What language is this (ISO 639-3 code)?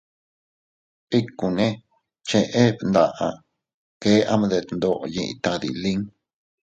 cut